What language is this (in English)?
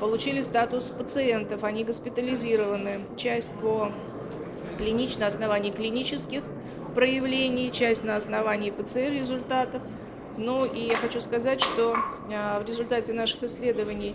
Russian